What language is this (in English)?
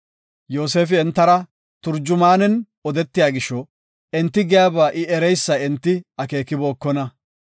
Gofa